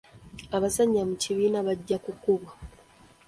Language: Ganda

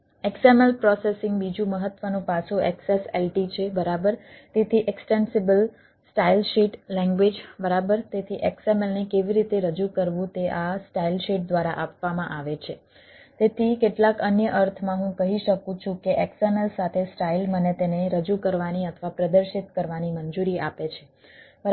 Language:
Gujarati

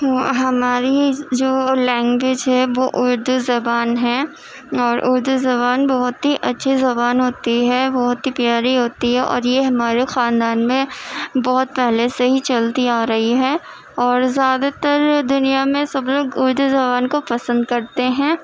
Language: Urdu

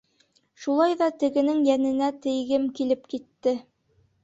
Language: Bashkir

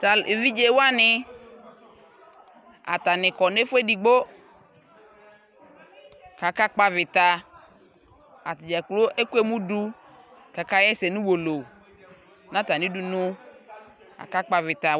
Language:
Ikposo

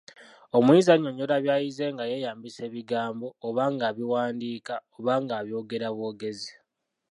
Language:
Ganda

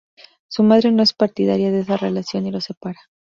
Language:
Spanish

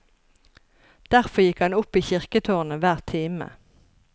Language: Norwegian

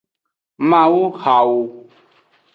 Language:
Aja (Benin)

